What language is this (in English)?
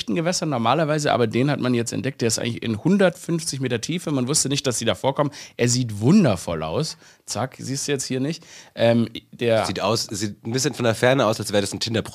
German